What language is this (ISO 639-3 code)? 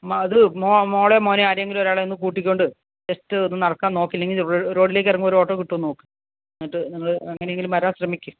mal